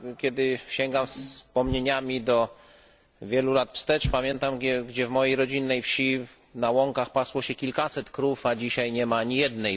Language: Polish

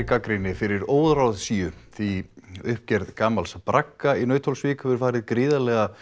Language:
Icelandic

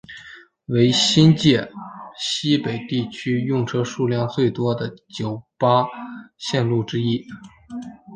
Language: Chinese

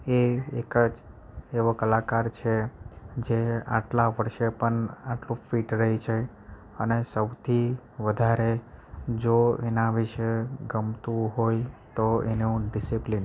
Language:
Gujarati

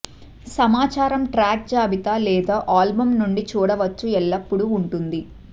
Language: Telugu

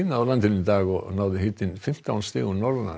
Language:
Icelandic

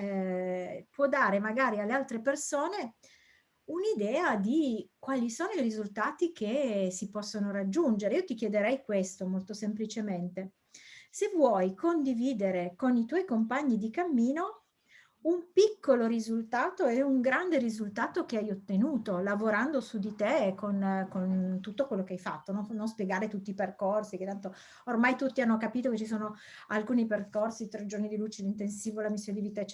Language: Italian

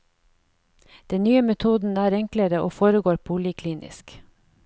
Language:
Norwegian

